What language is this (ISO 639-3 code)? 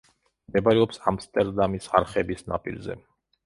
kat